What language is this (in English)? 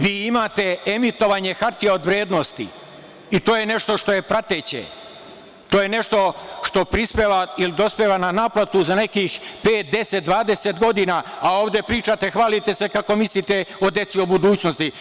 Serbian